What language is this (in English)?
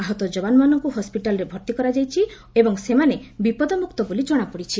Odia